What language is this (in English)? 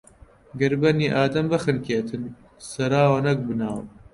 Central Kurdish